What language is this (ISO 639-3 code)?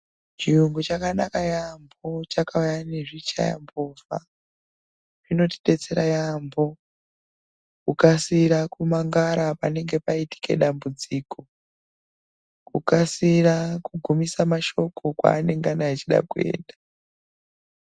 ndc